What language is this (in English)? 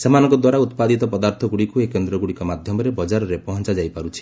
Odia